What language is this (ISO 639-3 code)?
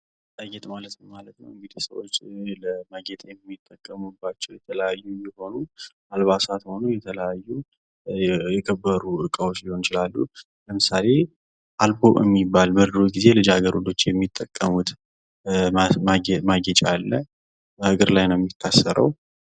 amh